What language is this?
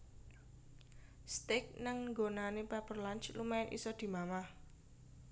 Javanese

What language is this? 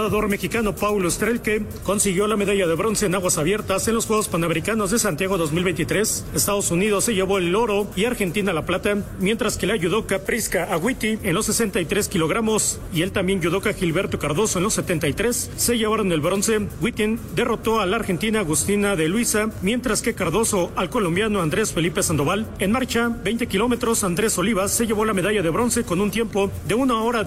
Spanish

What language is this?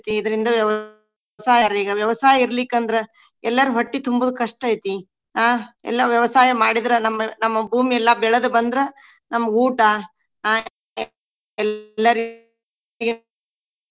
Kannada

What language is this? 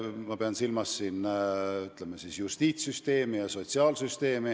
Estonian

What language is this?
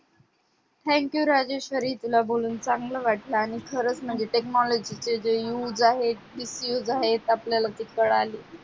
Marathi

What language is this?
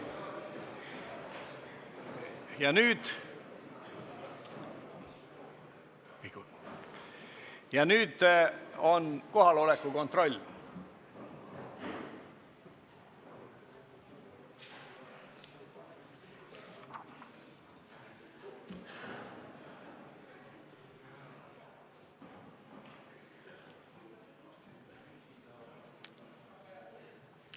Estonian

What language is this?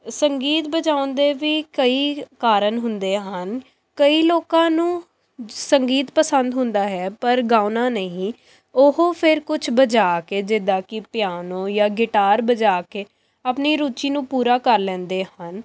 Punjabi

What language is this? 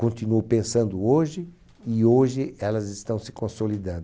Portuguese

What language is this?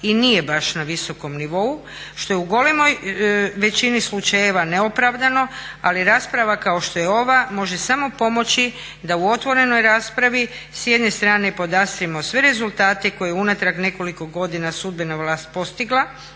Croatian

